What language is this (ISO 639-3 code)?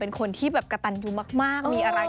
tha